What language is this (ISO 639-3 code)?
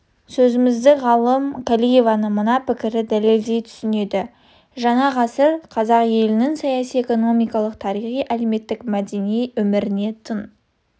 kaz